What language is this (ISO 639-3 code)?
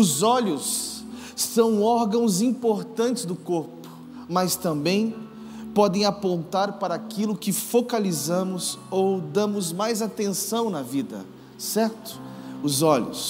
por